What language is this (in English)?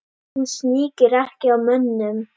Icelandic